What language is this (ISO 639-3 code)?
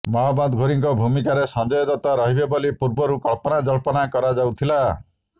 ori